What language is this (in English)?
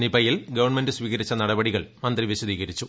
Malayalam